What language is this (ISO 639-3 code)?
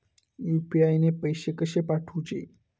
mar